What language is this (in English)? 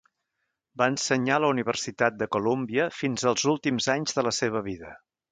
Catalan